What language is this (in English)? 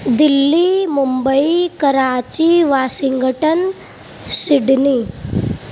Urdu